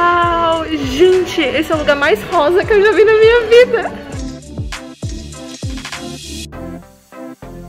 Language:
Portuguese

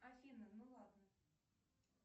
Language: Russian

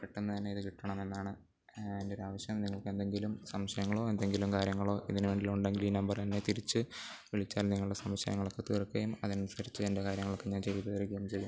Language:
Malayalam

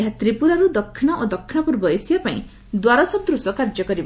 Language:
Odia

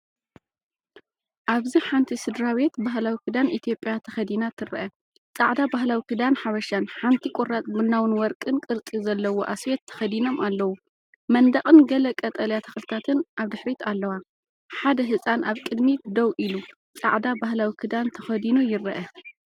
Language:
Tigrinya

